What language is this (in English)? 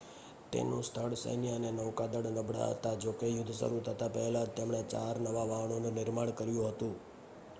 Gujarati